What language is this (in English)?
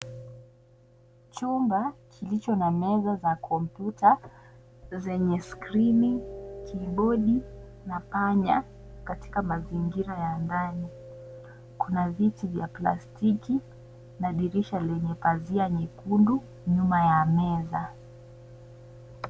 Swahili